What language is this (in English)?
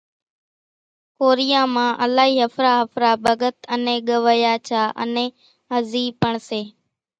Kachi Koli